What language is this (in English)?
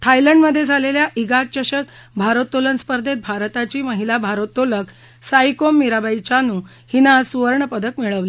Marathi